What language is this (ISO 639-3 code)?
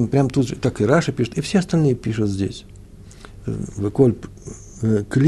rus